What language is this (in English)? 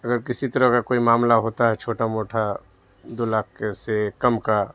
Urdu